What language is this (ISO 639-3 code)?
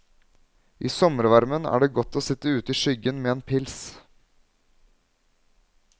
nor